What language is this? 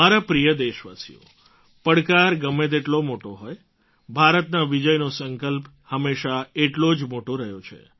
Gujarati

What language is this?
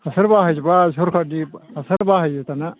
Bodo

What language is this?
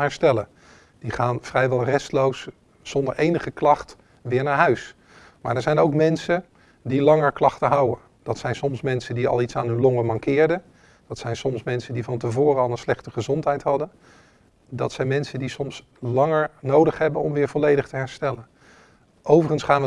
Dutch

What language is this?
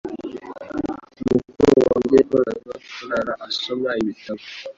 Kinyarwanda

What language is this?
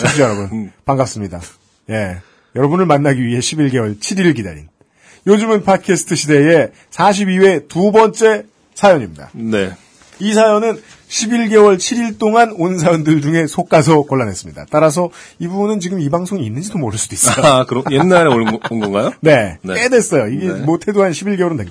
Korean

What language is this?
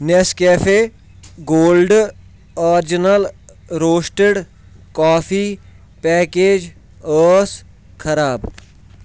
Kashmiri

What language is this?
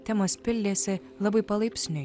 Lithuanian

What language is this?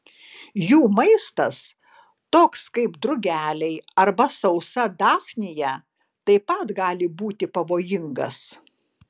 Lithuanian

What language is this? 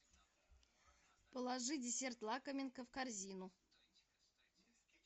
Russian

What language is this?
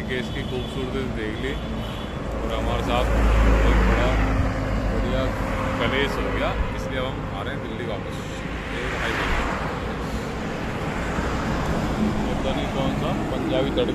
Hindi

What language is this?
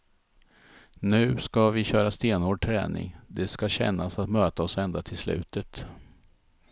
Swedish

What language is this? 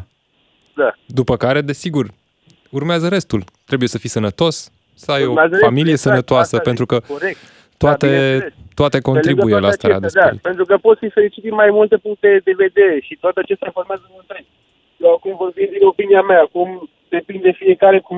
Romanian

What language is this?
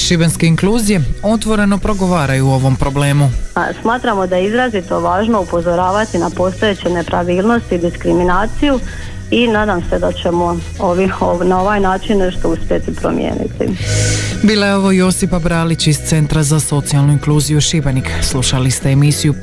Croatian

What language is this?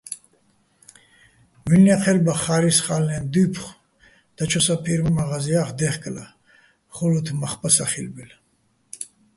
Bats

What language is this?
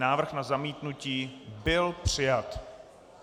Czech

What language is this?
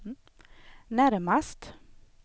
Swedish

